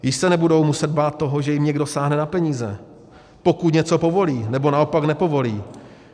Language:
Czech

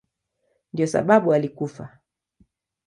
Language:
Swahili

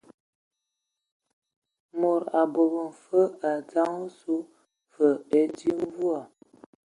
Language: Ewondo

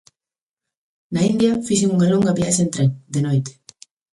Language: Galician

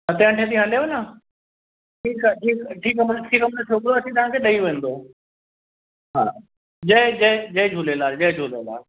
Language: Sindhi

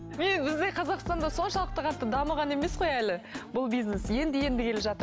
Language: Kazakh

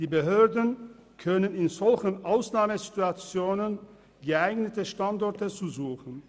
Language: Swiss German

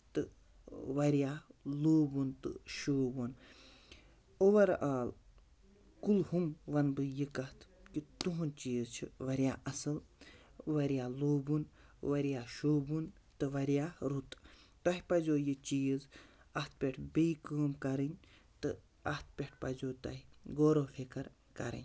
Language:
Kashmiri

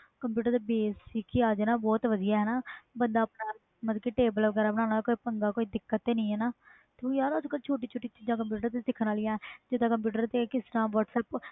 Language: Punjabi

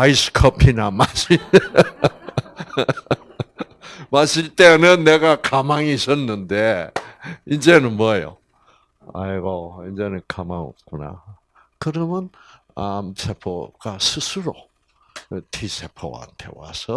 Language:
Korean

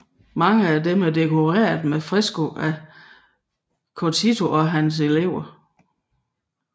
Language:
Danish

